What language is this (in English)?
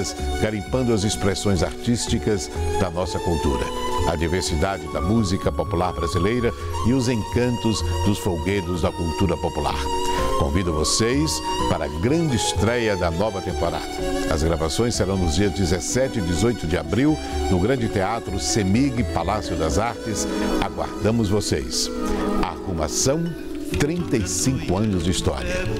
Portuguese